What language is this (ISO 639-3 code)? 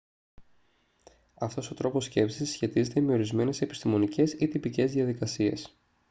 ell